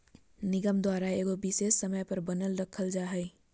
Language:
Magahi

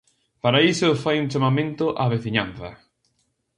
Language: Galician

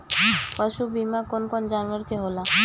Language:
Bhojpuri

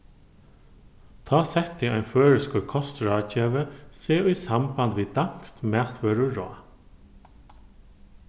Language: Faroese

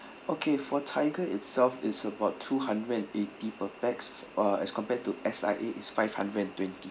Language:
English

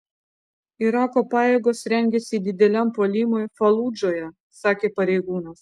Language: Lithuanian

